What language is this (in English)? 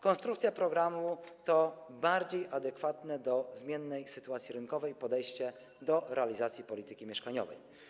Polish